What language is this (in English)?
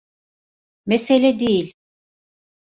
Turkish